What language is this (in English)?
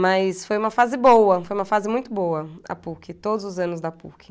Portuguese